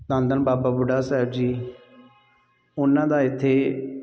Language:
Punjabi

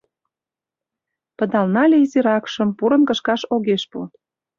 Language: Mari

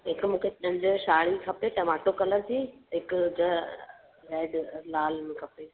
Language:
Sindhi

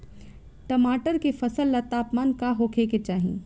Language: Bhojpuri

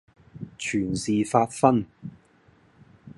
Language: Cantonese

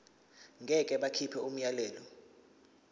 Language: Zulu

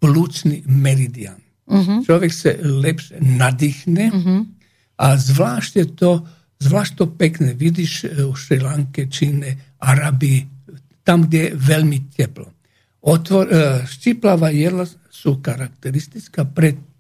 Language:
Slovak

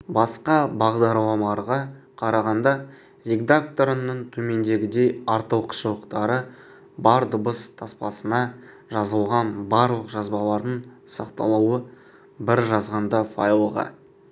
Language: Kazakh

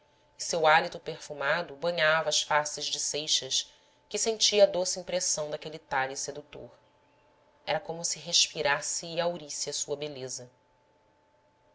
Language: Portuguese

